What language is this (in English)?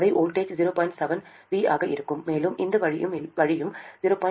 Tamil